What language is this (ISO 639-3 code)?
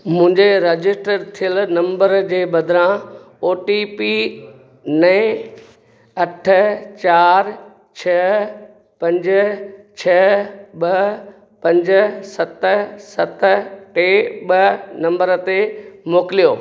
snd